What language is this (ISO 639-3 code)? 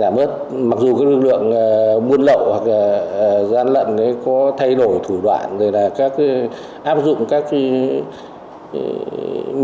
vie